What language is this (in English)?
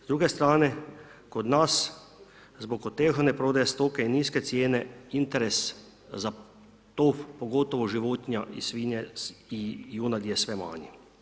Croatian